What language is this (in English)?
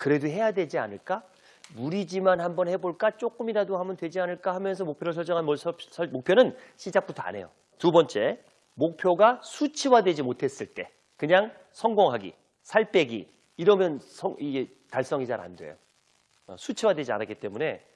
Korean